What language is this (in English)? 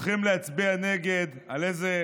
Hebrew